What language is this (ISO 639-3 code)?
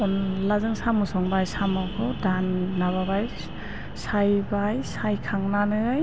brx